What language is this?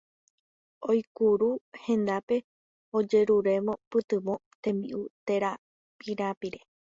Guarani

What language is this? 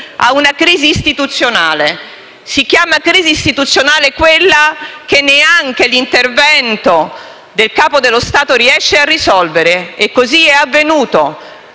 Italian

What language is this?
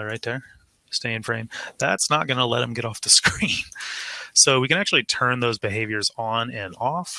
English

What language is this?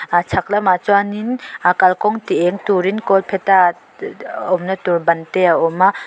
Mizo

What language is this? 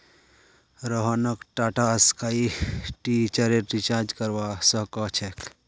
Magahi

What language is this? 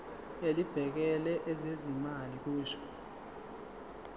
Zulu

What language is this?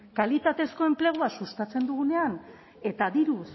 Basque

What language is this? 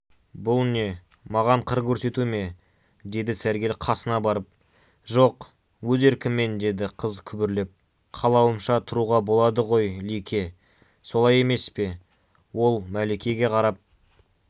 Kazakh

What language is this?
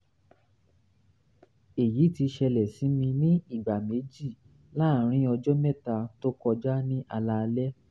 Yoruba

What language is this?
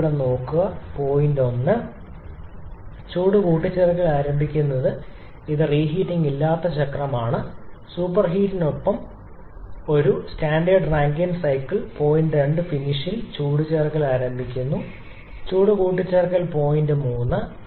Malayalam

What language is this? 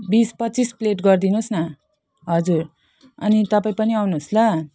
Nepali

